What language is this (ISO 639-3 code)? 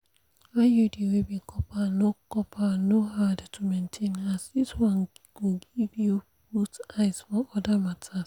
pcm